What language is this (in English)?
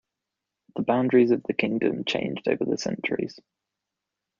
English